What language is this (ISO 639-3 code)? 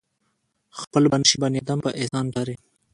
pus